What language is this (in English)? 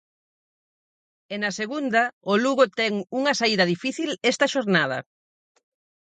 Galician